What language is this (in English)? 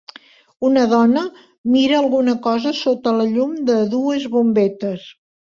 Catalan